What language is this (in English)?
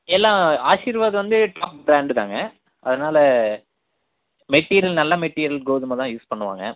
Tamil